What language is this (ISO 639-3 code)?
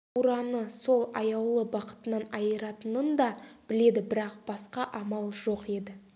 kaz